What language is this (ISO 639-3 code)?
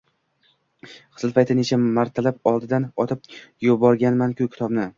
uzb